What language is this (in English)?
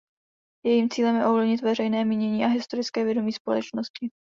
Czech